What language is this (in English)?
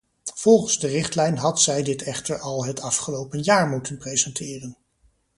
Dutch